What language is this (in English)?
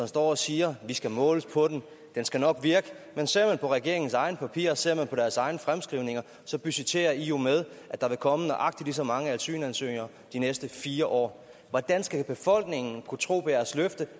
Danish